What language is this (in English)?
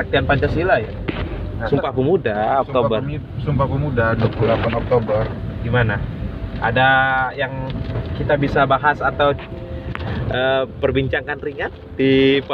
Indonesian